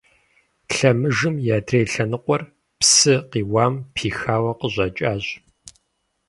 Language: Kabardian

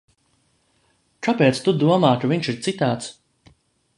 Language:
Latvian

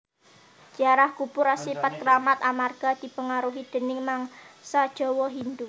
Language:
Javanese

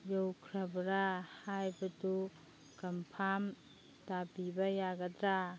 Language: Manipuri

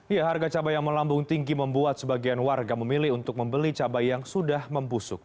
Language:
Indonesian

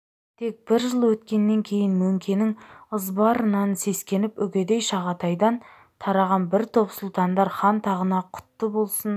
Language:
Kazakh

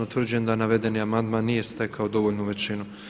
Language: Croatian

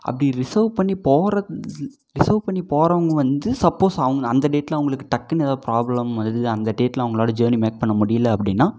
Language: Tamil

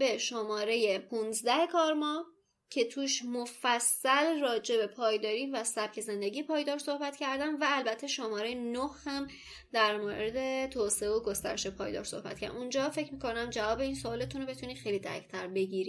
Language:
Persian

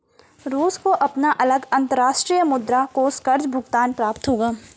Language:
Hindi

